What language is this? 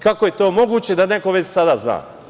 Serbian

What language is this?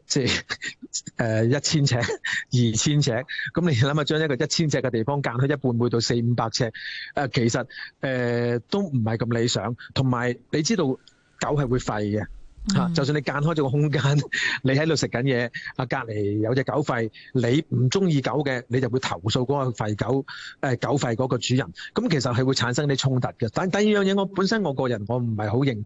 Chinese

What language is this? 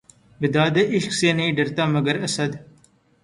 Urdu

